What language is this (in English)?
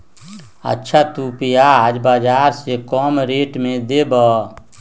Magahi